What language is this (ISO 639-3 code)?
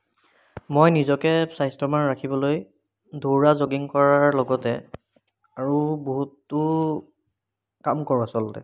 asm